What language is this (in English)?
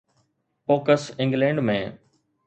Sindhi